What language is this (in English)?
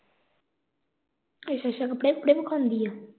Punjabi